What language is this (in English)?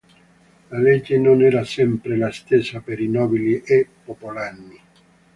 Italian